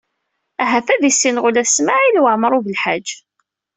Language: Kabyle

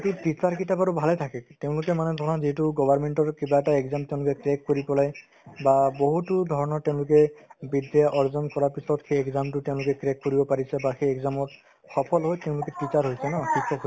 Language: Assamese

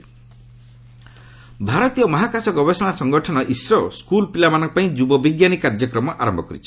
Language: Odia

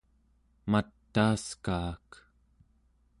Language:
Central Yupik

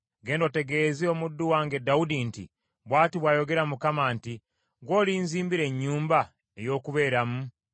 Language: Ganda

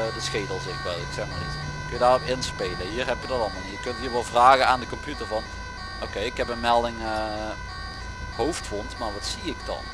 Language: Dutch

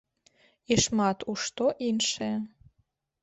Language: Belarusian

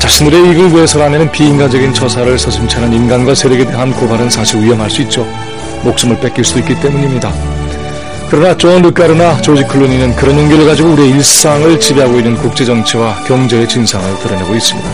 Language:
Korean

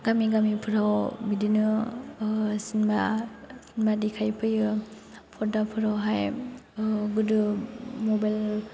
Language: Bodo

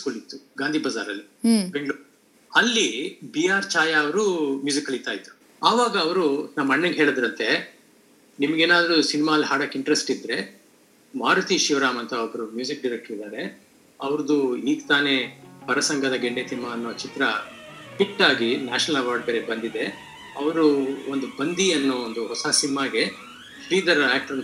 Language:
Kannada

